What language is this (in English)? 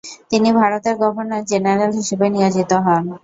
Bangla